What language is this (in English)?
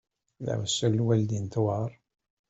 Kabyle